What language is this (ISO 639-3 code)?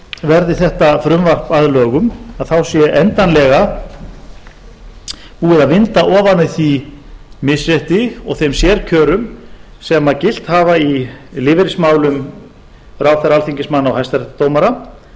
isl